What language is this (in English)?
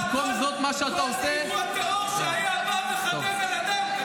Hebrew